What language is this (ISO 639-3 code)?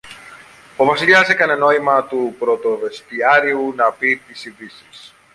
ell